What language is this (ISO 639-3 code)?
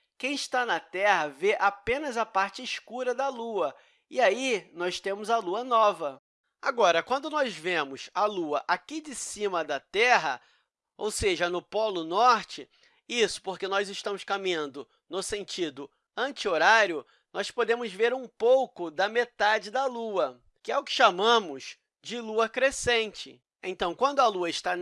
por